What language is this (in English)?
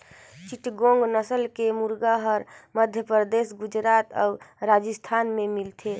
Chhattisgarhi